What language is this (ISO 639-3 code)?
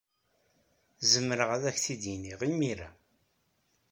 kab